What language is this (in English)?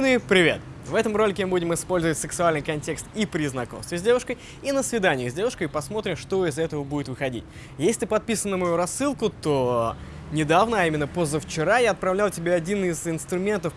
Russian